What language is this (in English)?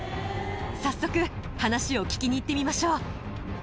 Japanese